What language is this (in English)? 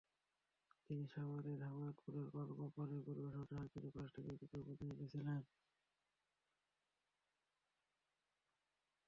Bangla